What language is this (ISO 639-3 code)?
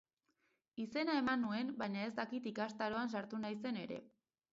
eus